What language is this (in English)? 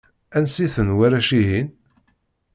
Kabyle